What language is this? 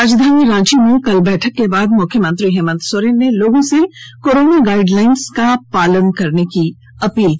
Hindi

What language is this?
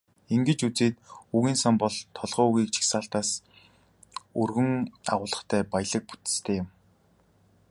Mongolian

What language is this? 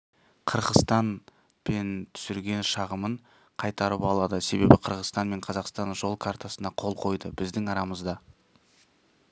Kazakh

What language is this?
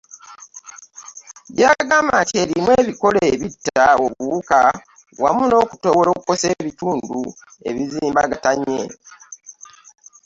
Ganda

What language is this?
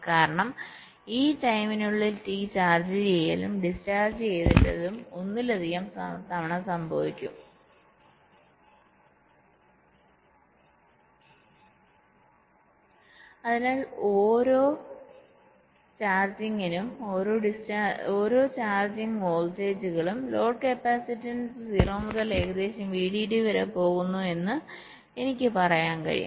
Malayalam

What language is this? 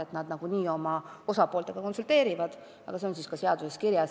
Estonian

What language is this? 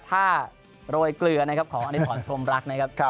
Thai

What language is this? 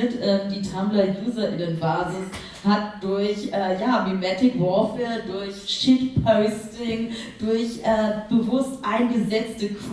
German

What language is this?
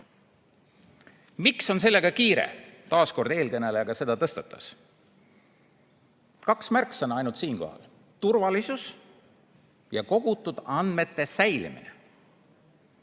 Estonian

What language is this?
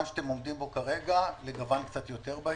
Hebrew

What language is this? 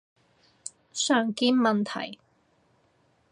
Cantonese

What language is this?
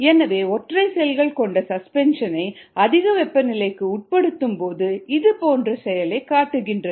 Tamil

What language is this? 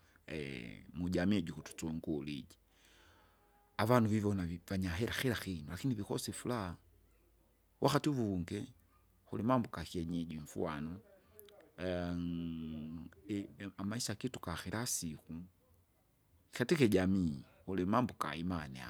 Kinga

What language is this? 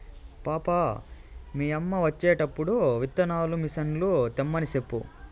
Telugu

